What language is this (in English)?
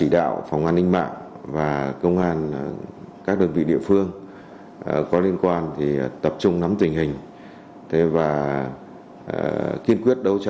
Vietnamese